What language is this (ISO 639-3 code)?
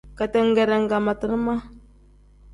kdh